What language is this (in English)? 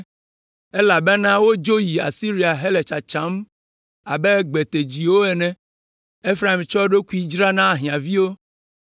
Ewe